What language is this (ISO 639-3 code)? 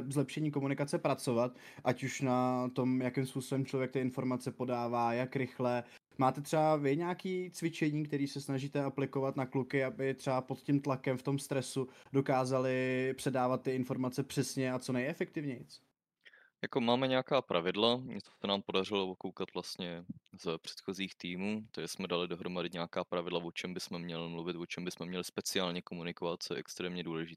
ces